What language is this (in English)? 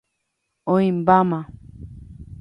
Guarani